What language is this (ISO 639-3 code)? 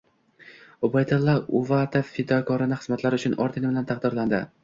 uzb